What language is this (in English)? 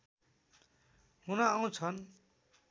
Nepali